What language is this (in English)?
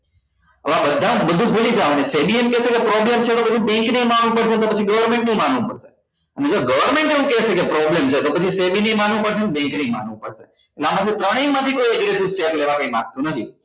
Gujarati